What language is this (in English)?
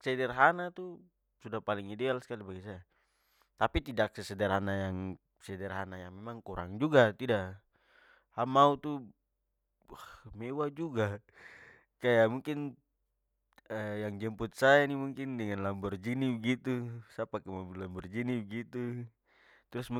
Papuan Malay